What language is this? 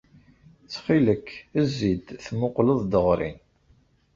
Kabyle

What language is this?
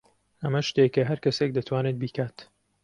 Central Kurdish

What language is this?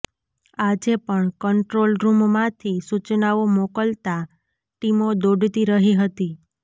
Gujarati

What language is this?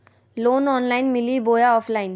Magahi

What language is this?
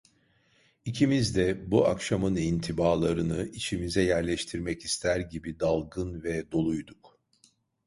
Turkish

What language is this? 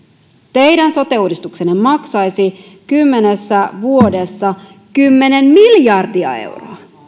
Finnish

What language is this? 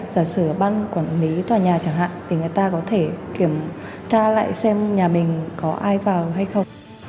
Vietnamese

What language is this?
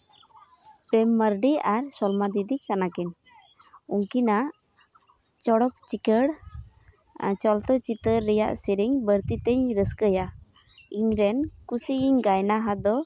Santali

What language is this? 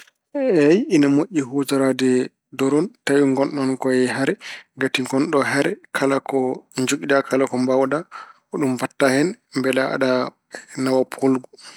Fula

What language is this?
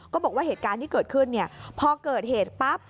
Thai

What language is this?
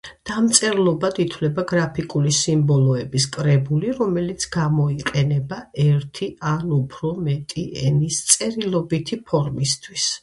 Georgian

